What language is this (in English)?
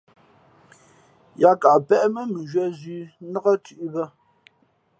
Fe'fe'